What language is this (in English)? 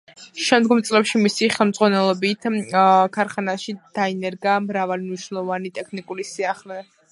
Georgian